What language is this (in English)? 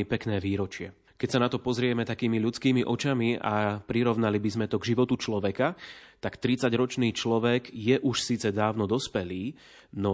Slovak